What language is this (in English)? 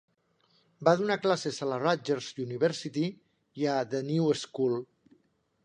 Catalan